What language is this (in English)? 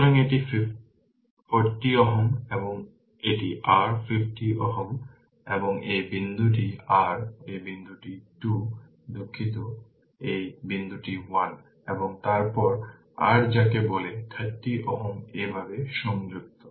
Bangla